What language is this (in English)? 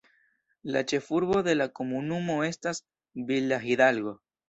Esperanto